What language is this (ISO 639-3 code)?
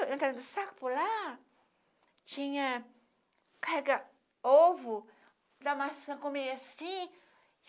por